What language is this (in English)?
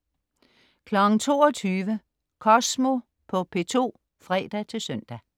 Danish